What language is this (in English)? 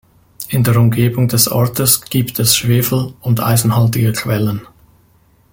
German